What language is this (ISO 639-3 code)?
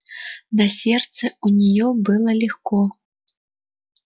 rus